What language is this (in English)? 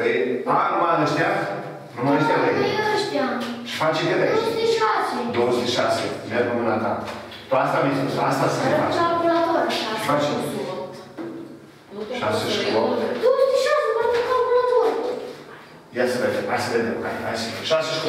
Romanian